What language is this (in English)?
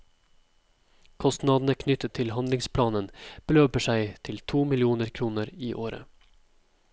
Norwegian